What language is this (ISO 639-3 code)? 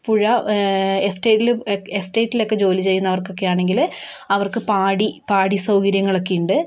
mal